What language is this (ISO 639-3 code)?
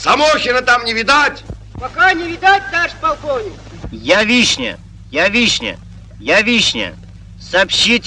rus